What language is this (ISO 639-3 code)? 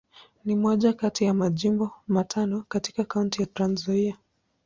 swa